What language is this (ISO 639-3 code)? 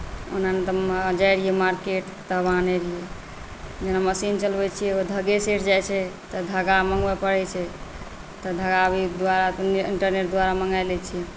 mai